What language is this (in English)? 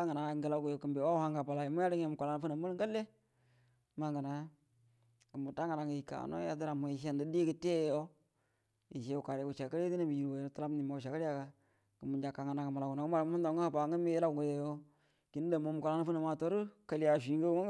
Buduma